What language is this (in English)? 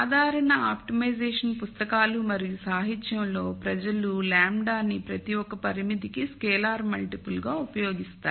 Telugu